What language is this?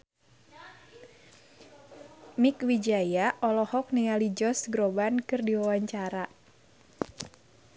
Sundanese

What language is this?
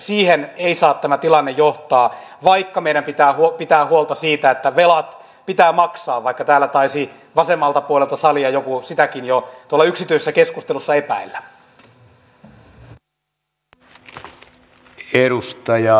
Finnish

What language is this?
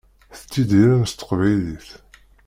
Kabyle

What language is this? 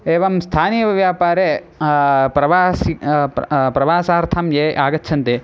Sanskrit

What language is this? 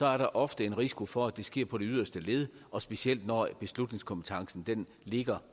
Danish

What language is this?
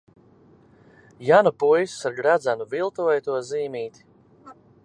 Latvian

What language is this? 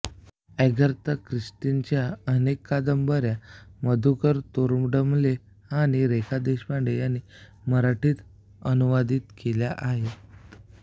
Marathi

